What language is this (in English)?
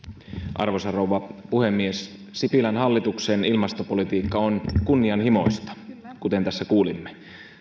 Finnish